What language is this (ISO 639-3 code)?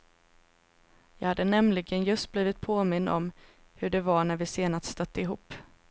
swe